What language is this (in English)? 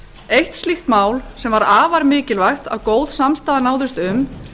Icelandic